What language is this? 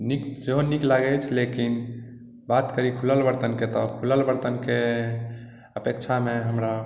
Maithili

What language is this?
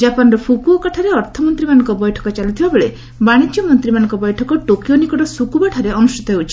Odia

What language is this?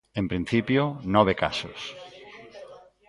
Galician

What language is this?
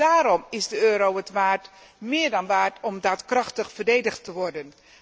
Dutch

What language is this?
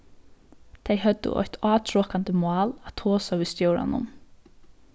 Faroese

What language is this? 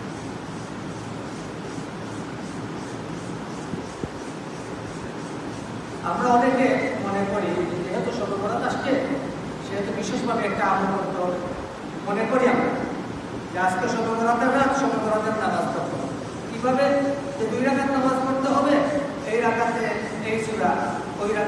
Indonesian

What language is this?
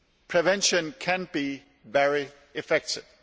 English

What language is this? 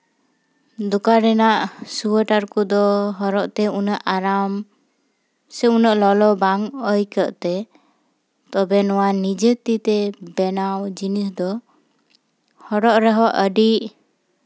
Santali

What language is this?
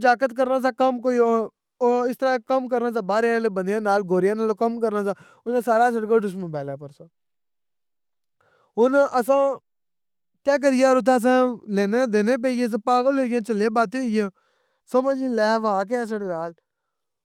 Pahari-Potwari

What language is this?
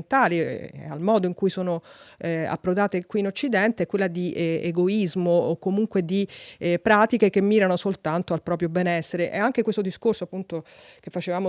Italian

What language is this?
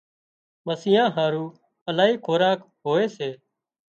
Wadiyara Koli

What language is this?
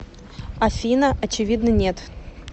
Russian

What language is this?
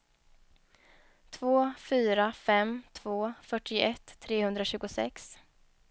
Swedish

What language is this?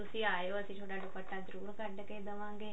Punjabi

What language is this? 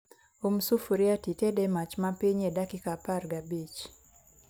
Luo (Kenya and Tanzania)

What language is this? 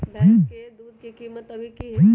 Magahi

